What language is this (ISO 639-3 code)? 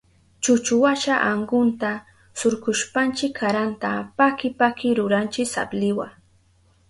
qup